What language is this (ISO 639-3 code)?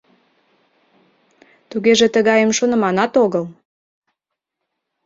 chm